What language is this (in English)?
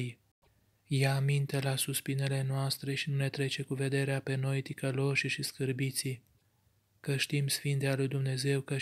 Romanian